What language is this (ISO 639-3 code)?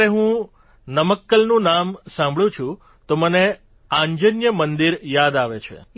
guj